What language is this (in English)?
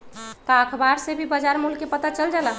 Magahi